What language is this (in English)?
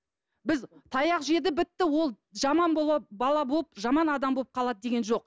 Kazakh